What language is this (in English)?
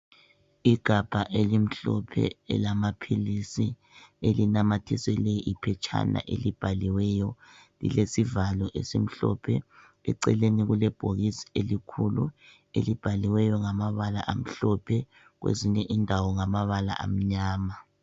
North Ndebele